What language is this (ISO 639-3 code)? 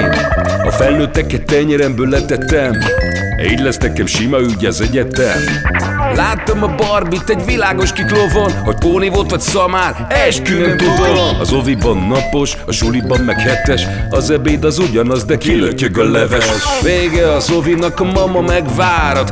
hun